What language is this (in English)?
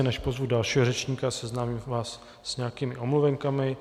Czech